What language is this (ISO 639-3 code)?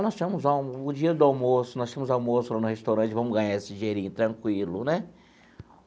por